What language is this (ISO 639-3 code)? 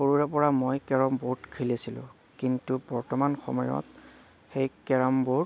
asm